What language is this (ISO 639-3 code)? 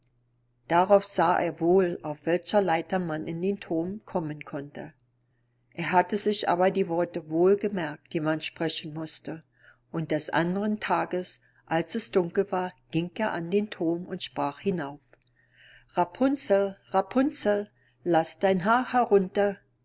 deu